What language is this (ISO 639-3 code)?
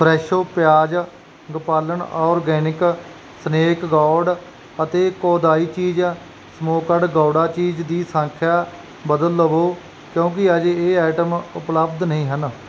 pan